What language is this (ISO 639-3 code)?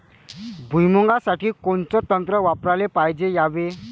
mar